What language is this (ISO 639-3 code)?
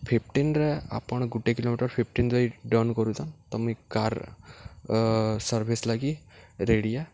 ori